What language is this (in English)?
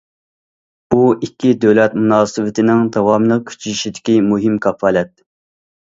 Uyghur